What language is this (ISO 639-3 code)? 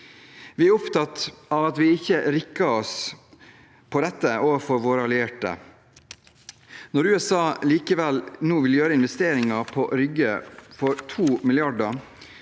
nor